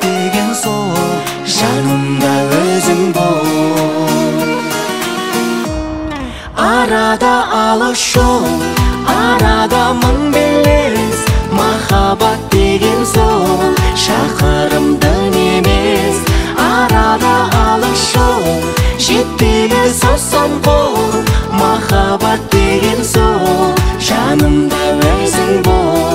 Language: Turkish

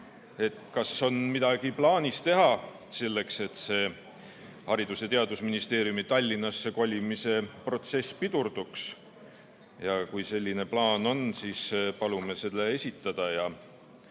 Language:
Estonian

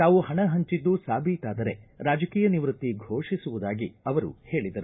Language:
Kannada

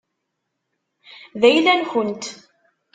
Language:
Kabyle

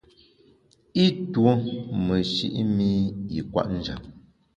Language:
Bamun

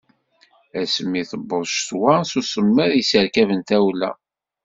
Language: Kabyle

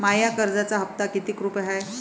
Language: Marathi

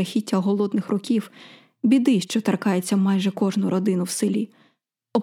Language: Ukrainian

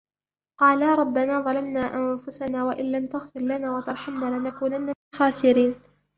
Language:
Arabic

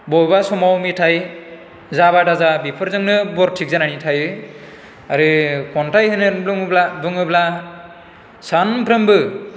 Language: Bodo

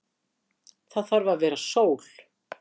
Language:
Icelandic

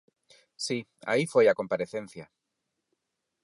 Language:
Galician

